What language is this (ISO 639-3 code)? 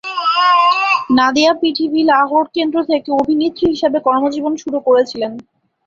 ben